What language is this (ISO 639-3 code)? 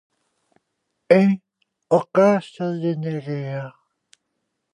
glg